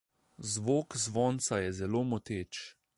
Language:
Slovenian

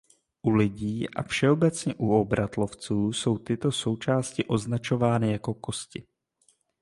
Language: Czech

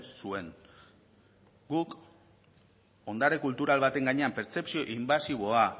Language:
Basque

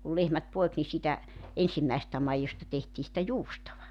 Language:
Finnish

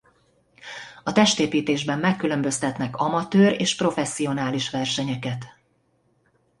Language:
Hungarian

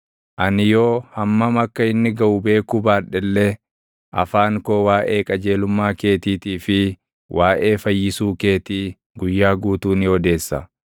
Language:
Oromo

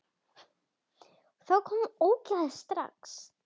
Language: Icelandic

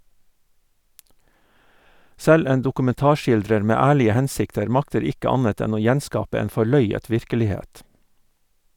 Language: Norwegian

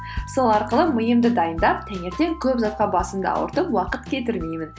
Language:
Kazakh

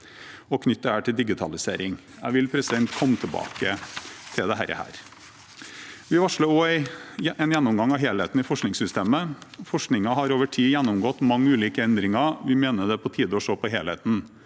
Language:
Norwegian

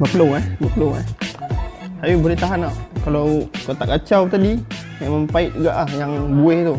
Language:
Malay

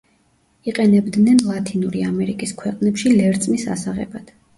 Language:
Georgian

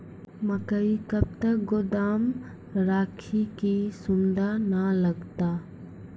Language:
Maithili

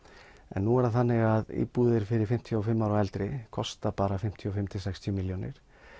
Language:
Icelandic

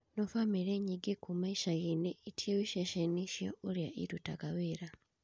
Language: Kikuyu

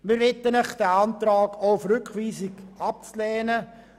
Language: Swiss German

